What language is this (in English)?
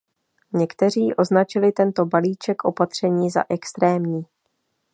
Czech